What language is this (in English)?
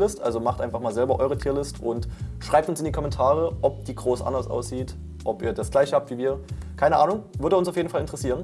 German